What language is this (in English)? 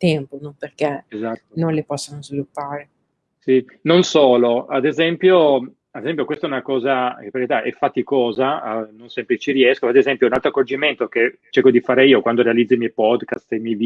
Italian